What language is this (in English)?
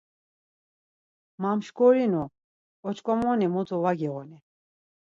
Laz